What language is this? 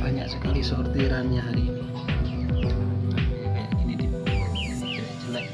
Indonesian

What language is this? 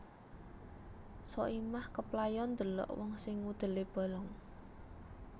Javanese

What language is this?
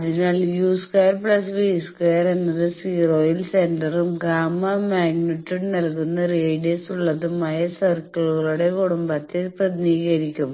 Malayalam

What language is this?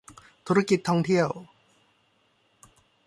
Thai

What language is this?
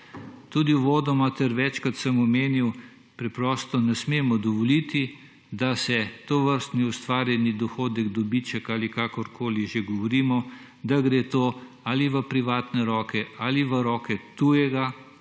Slovenian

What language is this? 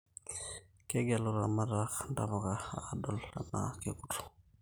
Masai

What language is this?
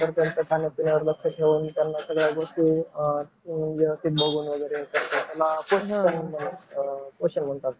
Marathi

